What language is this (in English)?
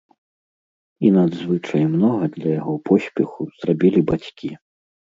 Belarusian